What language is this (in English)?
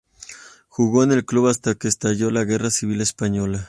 Spanish